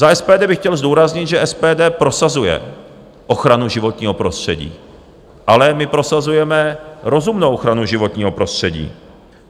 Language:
Czech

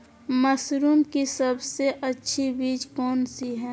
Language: Magahi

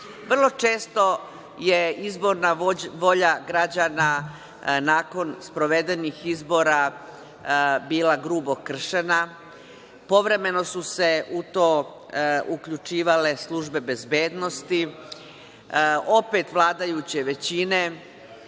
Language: Serbian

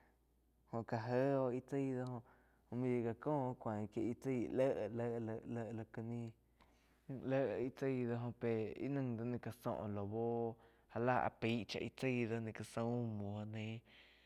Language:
Quiotepec Chinantec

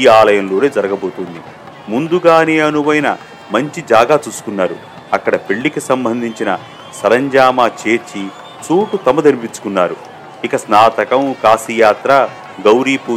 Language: Telugu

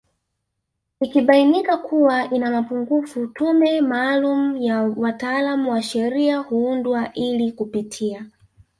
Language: Swahili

